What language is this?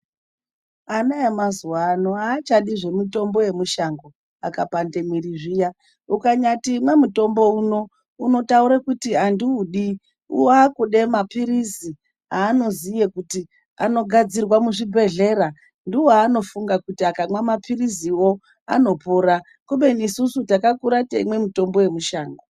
Ndau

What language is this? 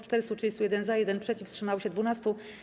Polish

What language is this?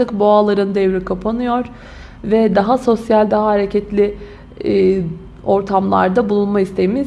Turkish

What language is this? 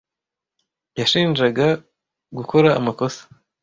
Kinyarwanda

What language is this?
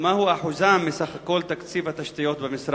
Hebrew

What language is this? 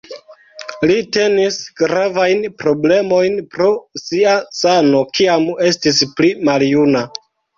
Esperanto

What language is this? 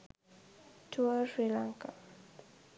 Sinhala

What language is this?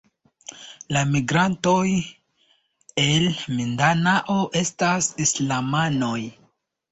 Esperanto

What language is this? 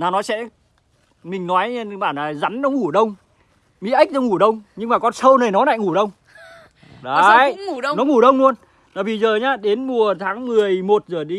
Vietnamese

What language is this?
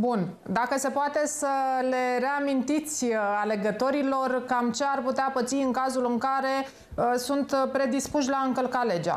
Romanian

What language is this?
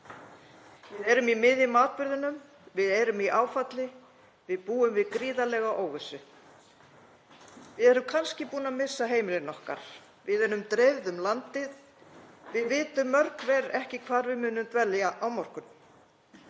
Icelandic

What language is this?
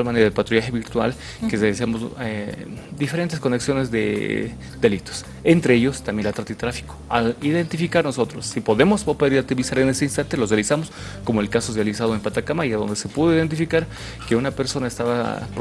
Spanish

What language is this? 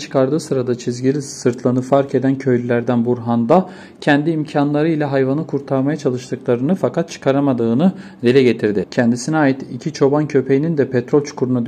Turkish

